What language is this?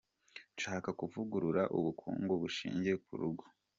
Kinyarwanda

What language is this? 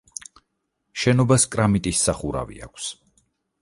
Georgian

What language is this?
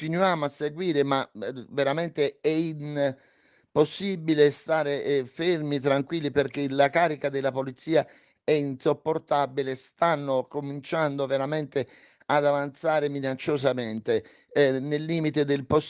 Italian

